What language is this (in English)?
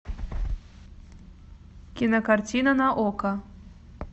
Russian